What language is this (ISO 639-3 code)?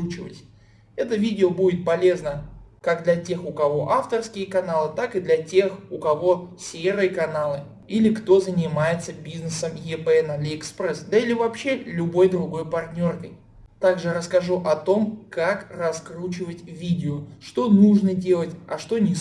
rus